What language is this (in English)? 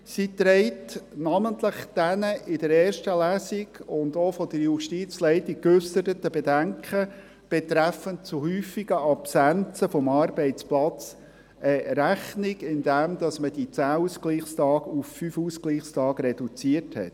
Swiss German